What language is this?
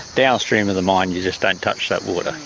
English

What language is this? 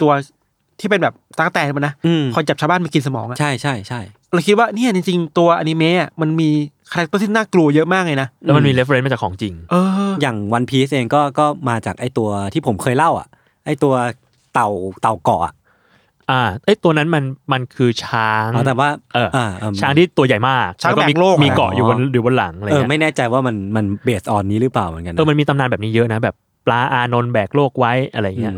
Thai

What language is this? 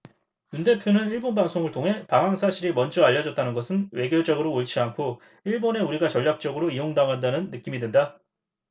Korean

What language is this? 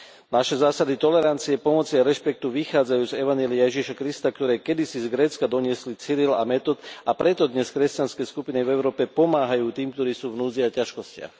Slovak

